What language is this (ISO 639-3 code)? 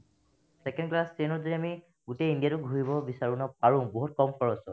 asm